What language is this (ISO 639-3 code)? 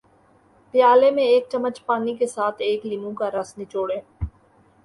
urd